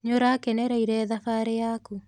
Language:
Kikuyu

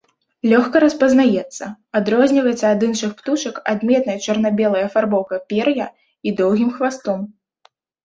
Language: Belarusian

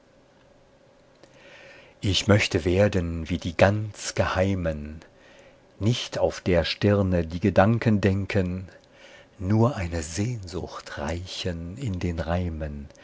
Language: German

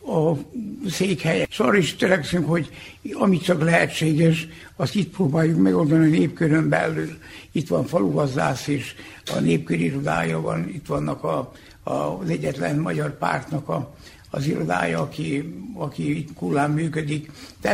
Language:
Hungarian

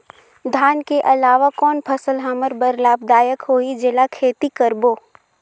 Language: Chhattisgarhi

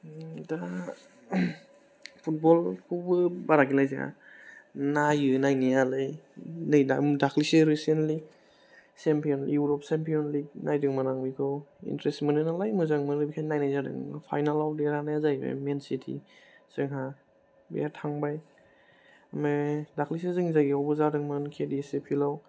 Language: Bodo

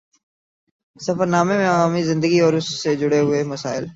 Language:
Urdu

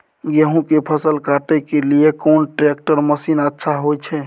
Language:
Maithili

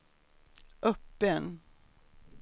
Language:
Swedish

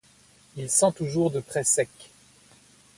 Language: French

